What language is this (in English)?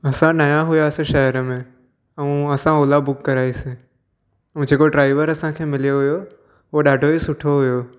Sindhi